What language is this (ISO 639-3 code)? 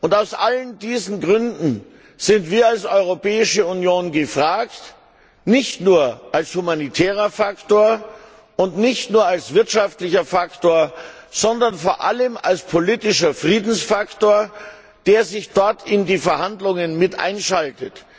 deu